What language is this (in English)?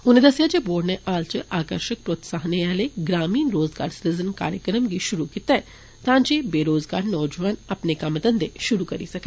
Dogri